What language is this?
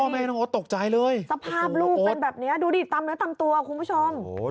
Thai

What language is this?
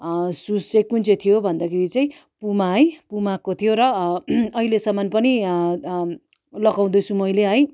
Nepali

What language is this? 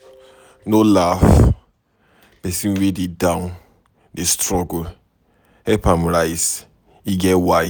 Nigerian Pidgin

